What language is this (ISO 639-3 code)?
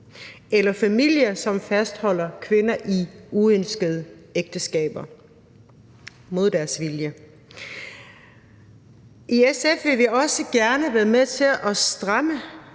dan